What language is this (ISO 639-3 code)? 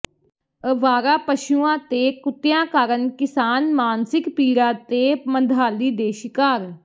pan